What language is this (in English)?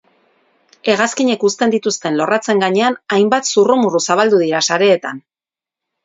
Basque